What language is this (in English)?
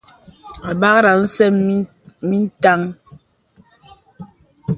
Bebele